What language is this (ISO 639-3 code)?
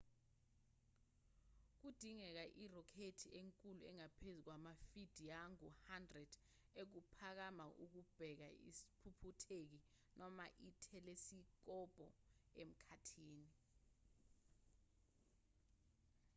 zul